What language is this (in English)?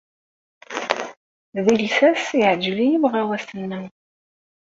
Kabyle